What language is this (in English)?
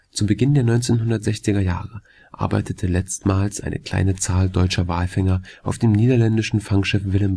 German